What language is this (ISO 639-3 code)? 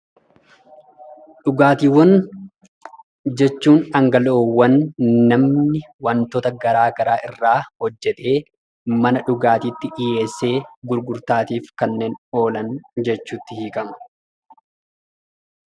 orm